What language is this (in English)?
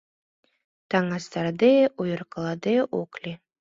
Mari